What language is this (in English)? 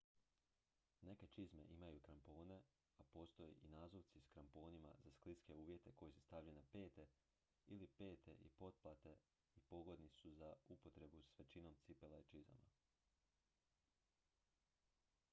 Croatian